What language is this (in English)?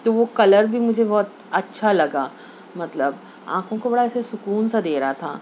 Urdu